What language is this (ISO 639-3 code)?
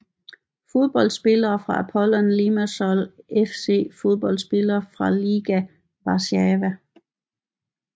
dan